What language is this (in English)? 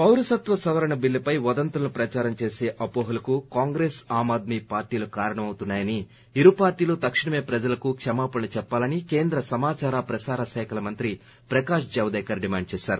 Telugu